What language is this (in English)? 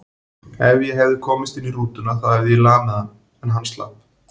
Icelandic